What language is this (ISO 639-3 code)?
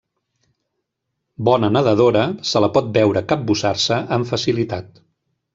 cat